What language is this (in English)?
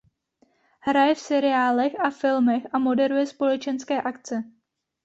Czech